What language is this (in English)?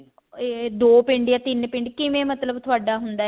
Punjabi